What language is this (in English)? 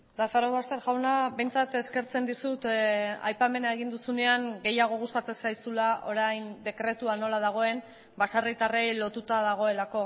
Basque